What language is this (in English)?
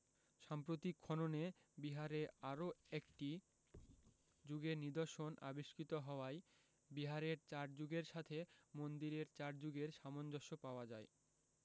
Bangla